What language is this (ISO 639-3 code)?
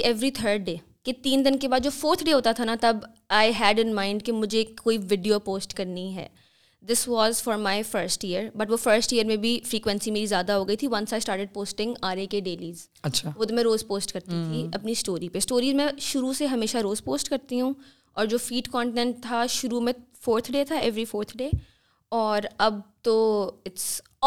urd